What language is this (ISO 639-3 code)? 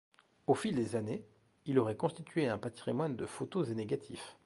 fra